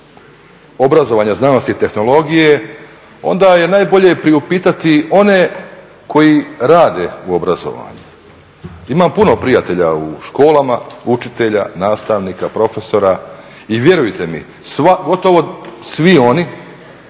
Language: Croatian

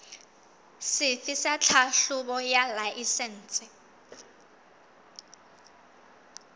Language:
Southern Sotho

